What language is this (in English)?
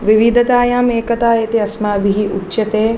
Sanskrit